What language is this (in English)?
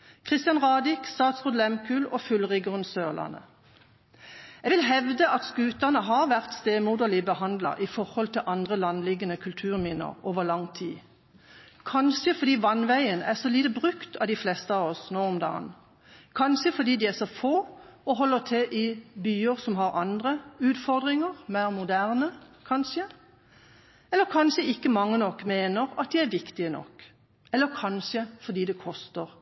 Norwegian Bokmål